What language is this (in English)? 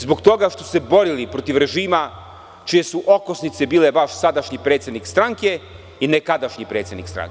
Serbian